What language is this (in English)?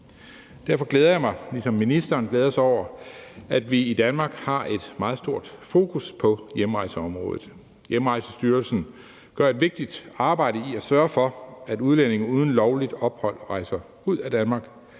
Danish